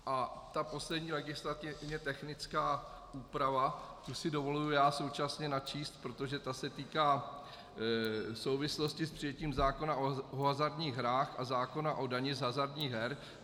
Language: Czech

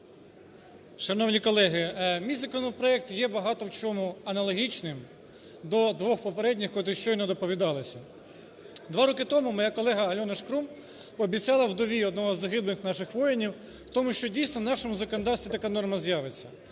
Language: Ukrainian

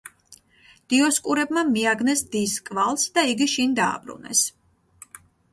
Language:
Georgian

